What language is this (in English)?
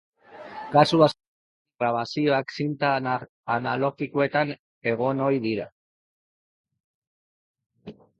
Basque